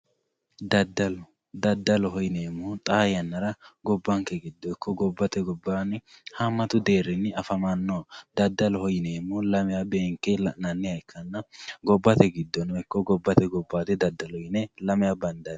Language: Sidamo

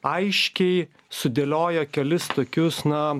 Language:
Lithuanian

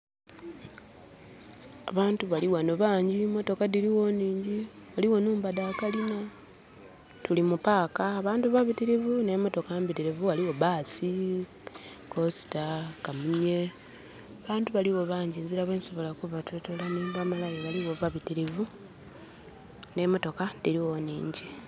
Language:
Soga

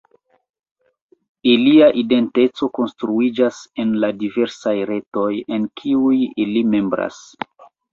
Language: Esperanto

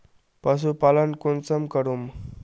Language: Magahi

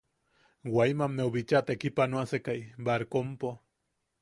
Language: Yaqui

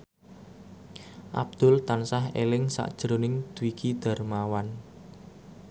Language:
Javanese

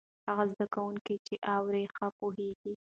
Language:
Pashto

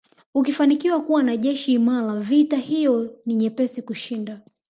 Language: Swahili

